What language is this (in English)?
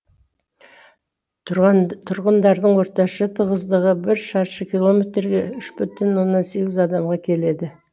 Kazakh